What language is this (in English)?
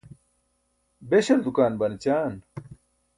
Burushaski